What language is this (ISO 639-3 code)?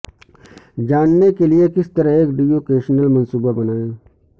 urd